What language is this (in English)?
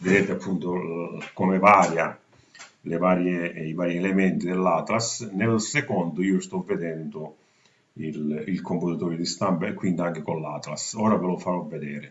Italian